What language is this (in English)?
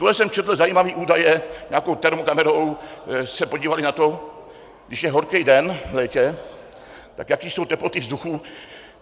Czech